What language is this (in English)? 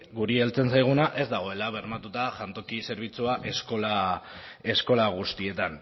Basque